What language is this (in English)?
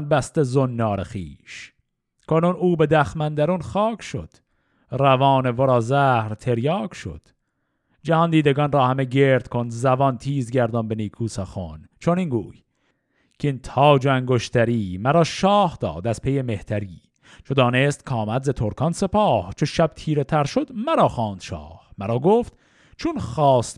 Persian